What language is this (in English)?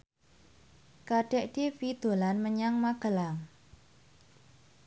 Javanese